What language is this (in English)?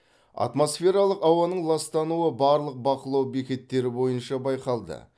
Kazakh